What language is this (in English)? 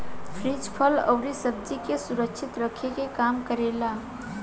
Bhojpuri